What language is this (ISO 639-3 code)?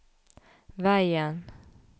nor